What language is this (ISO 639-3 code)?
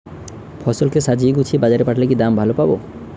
ben